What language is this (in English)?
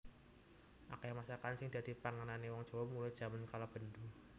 Javanese